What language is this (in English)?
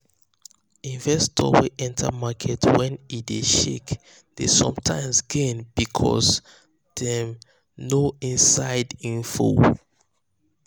Nigerian Pidgin